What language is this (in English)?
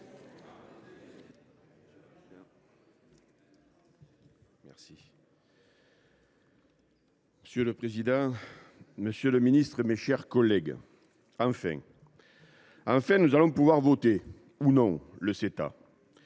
French